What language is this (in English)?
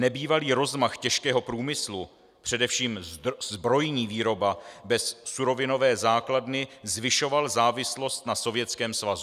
Czech